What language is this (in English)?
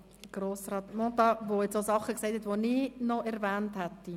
Swiss German